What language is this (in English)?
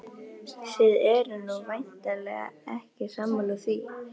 Icelandic